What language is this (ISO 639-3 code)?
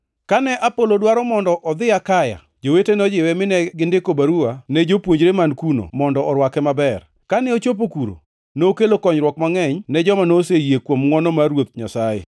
luo